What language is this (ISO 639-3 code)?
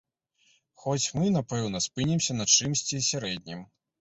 bel